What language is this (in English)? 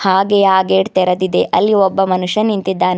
Kannada